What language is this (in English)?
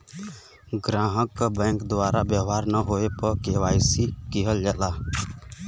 Bhojpuri